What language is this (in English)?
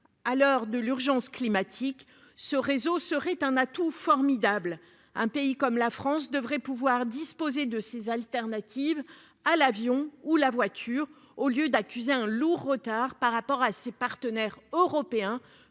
French